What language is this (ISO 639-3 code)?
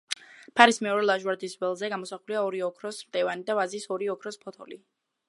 kat